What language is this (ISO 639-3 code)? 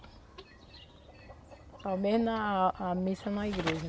por